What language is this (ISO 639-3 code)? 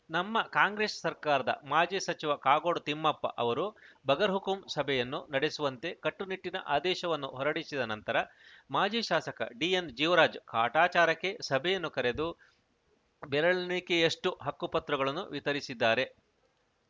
kan